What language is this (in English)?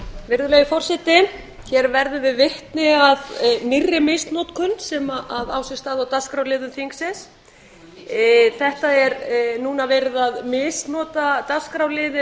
Icelandic